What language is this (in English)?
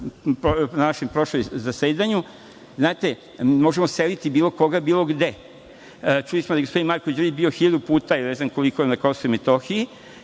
Serbian